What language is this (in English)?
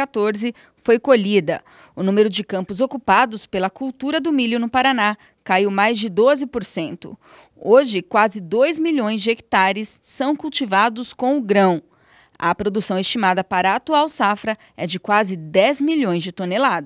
Portuguese